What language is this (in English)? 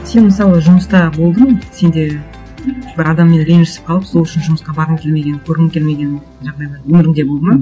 Kazakh